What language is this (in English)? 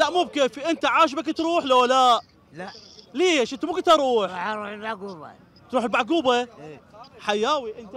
Arabic